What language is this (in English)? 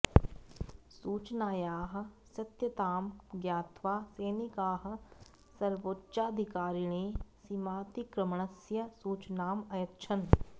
Sanskrit